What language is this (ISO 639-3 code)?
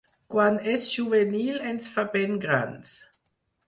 cat